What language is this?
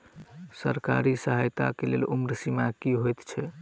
Maithili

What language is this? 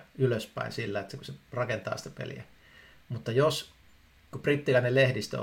Finnish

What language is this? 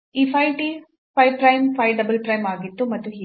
Kannada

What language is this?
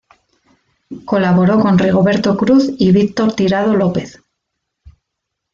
Spanish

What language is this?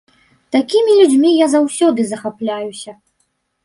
Belarusian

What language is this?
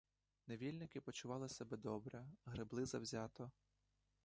Ukrainian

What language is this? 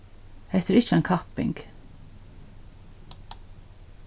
Faroese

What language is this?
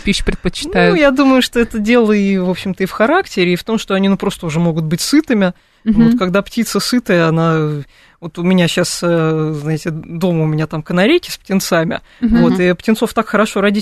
Russian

